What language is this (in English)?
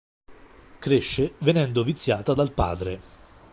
Italian